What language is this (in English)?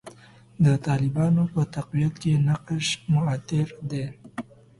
Pashto